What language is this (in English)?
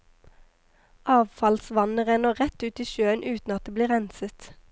Norwegian